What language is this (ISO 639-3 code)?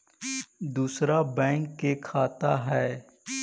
mag